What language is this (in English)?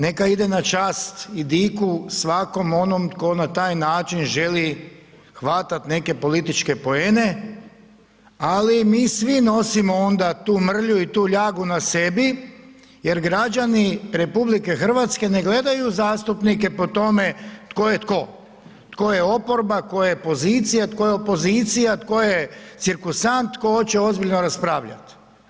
Croatian